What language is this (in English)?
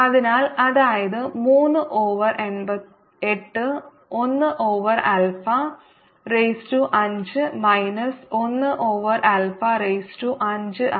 Malayalam